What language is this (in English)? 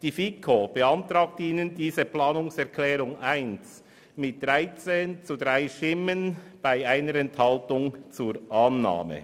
Swiss German